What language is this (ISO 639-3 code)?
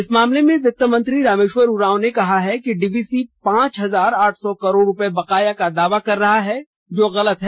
hin